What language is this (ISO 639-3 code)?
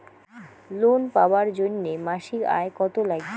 ben